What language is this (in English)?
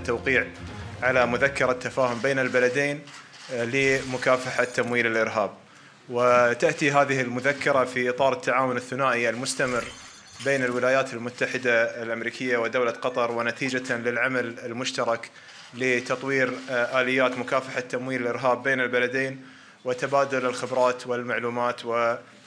Arabic